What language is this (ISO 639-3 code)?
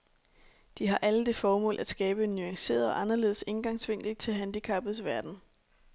dan